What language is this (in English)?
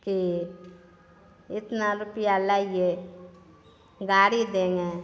Maithili